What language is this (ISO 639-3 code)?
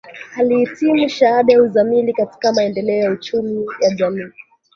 swa